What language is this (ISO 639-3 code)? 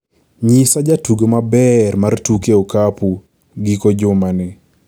luo